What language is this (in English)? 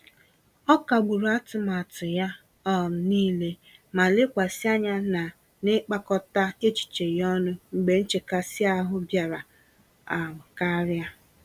Igbo